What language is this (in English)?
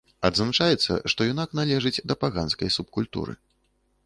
Belarusian